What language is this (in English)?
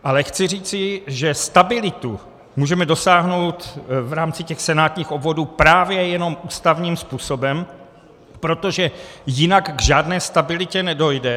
Czech